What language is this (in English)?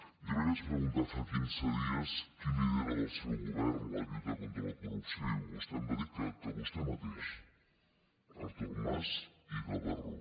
Catalan